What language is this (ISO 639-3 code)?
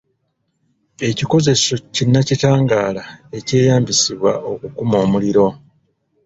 lug